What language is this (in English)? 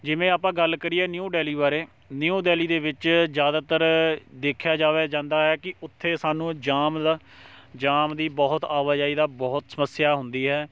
Punjabi